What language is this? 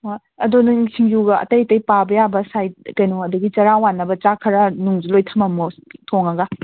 Manipuri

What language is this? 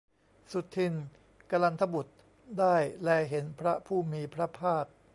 Thai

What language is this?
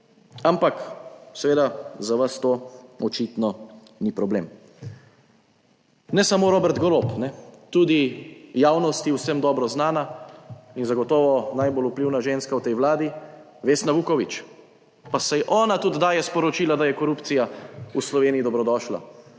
Slovenian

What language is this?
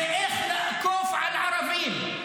Hebrew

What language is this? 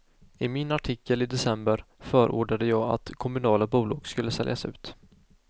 Swedish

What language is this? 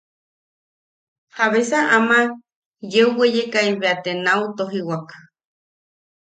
Yaqui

